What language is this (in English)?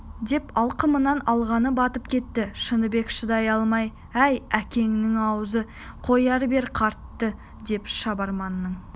Kazakh